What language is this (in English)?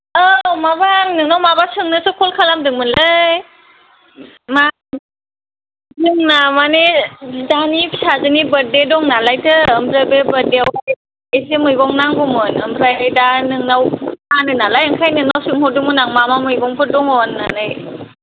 Bodo